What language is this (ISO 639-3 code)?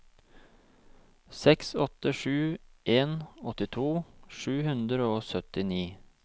nor